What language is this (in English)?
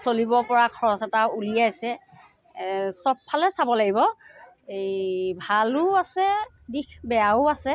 Assamese